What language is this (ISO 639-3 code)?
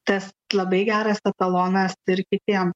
lit